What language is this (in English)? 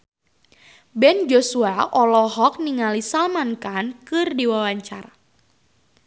Sundanese